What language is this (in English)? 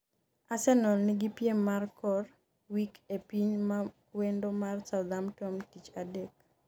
Luo (Kenya and Tanzania)